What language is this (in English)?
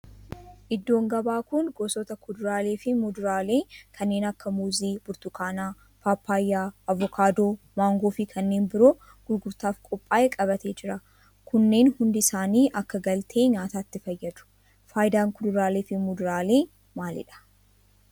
Oromo